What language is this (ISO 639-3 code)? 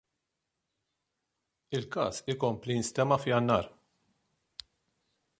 mlt